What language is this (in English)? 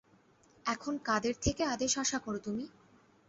Bangla